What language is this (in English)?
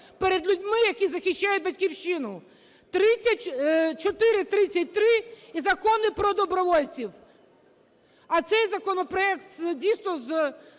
Ukrainian